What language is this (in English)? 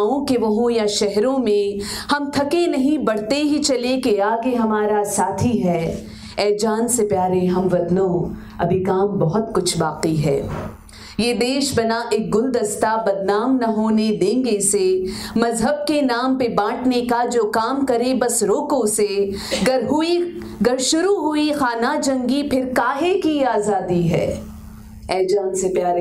Hindi